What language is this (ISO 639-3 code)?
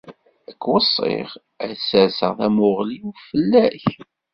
kab